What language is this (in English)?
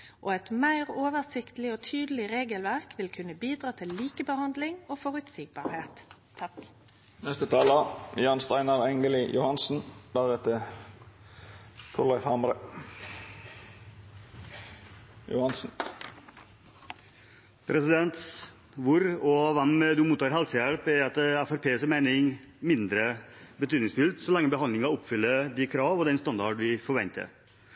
Norwegian